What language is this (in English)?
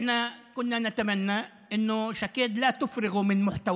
Hebrew